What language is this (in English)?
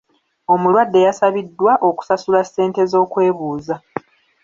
Ganda